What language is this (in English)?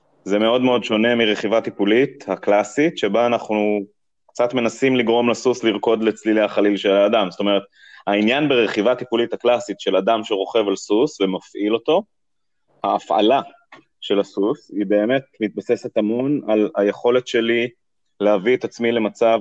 Hebrew